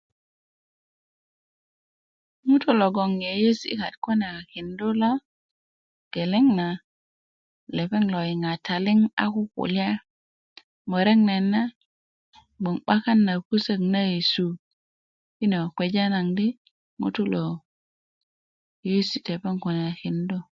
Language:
Kuku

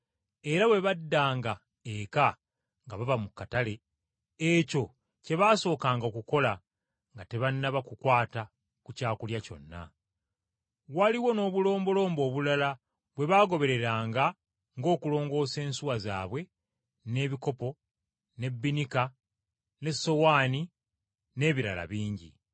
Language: Ganda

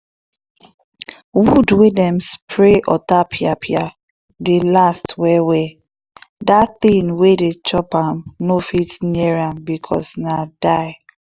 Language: Nigerian Pidgin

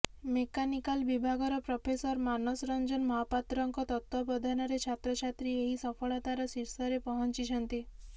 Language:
Odia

